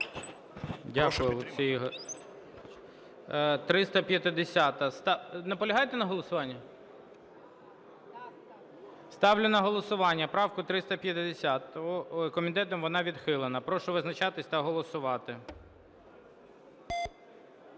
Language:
Ukrainian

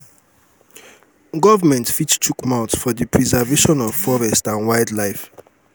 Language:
Nigerian Pidgin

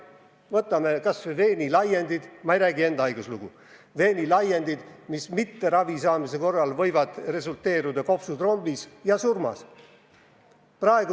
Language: Estonian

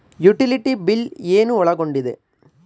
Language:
Kannada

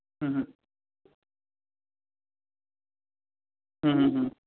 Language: Gujarati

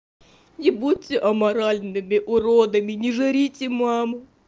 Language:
Russian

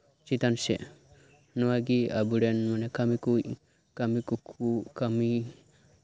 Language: Santali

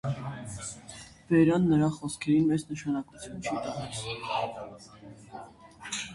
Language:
Armenian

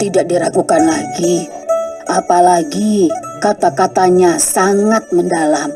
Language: Indonesian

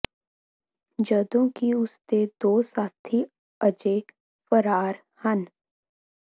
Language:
Punjabi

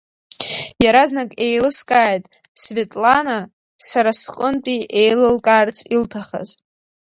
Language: Abkhazian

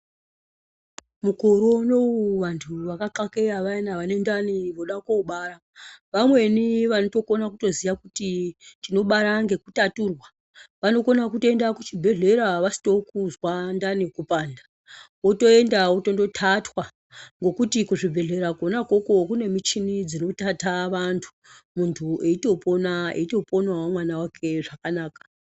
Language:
Ndau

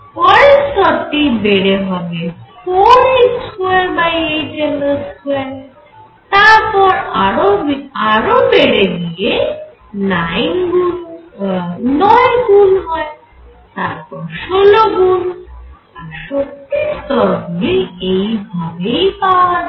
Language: Bangla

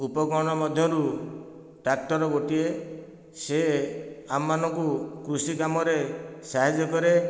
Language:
Odia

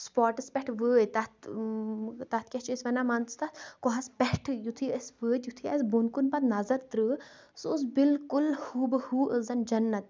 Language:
Kashmiri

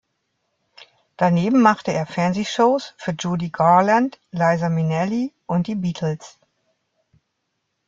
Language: German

